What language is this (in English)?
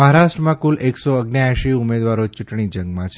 Gujarati